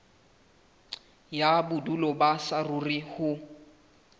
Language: Southern Sotho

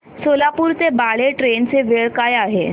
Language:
Marathi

